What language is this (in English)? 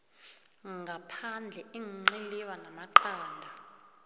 South Ndebele